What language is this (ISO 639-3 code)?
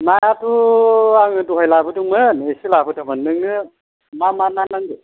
brx